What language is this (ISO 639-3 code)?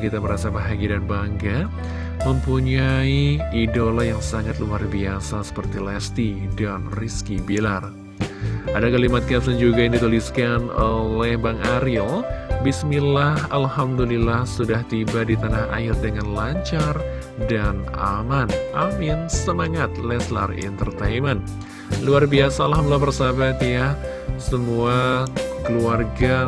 ind